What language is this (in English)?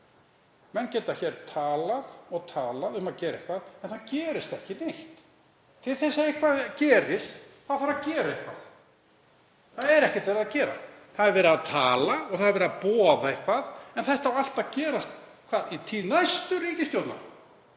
Icelandic